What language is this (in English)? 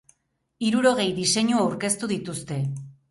Basque